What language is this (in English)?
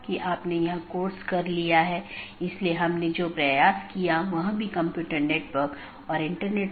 Hindi